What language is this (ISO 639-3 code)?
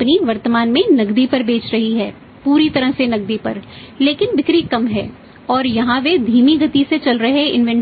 hin